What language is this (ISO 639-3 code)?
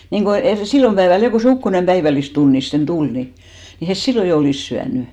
fin